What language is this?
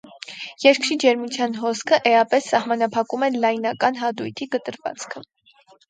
Armenian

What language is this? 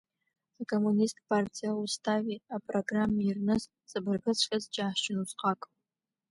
Abkhazian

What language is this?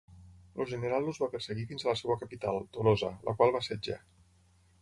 Catalan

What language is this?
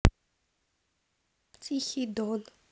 Russian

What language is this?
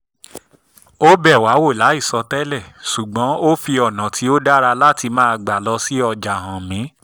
Yoruba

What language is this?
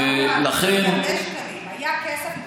Hebrew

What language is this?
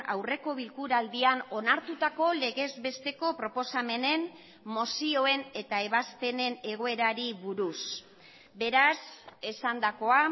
Basque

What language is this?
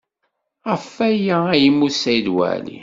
Kabyle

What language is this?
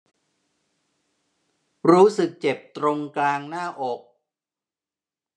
Thai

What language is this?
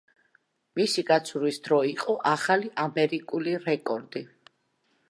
Georgian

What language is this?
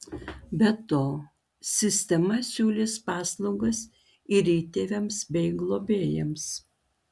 Lithuanian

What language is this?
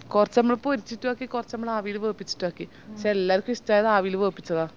Malayalam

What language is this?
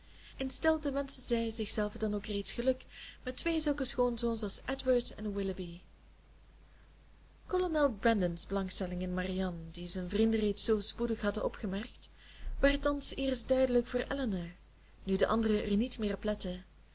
Dutch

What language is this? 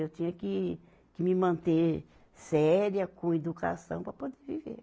Portuguese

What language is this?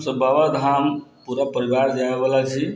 Maithili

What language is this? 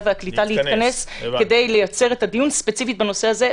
Hebrew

